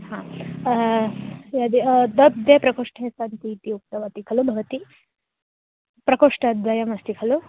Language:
Sanskrit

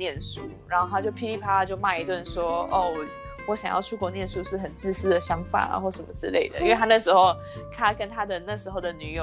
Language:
Chinese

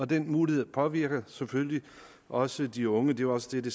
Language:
Danish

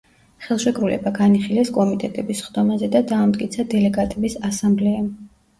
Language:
Georgian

